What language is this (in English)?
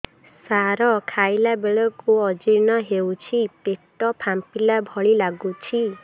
Odia